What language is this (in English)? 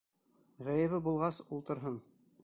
Bashkir